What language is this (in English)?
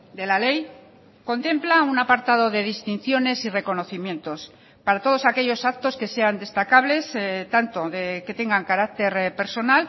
Spanish